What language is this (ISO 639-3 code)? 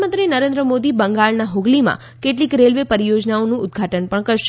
guj